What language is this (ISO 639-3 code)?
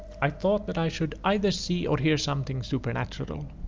eng